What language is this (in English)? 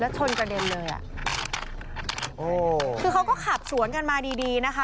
Thai